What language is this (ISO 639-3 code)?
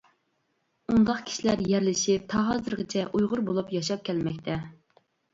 uig